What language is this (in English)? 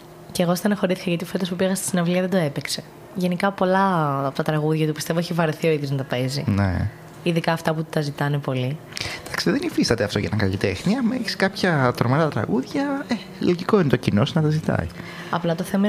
Greek